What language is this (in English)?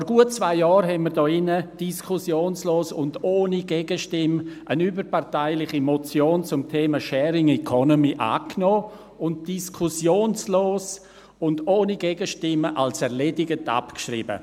Swiss German